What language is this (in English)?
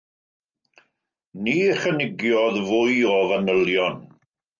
Welsh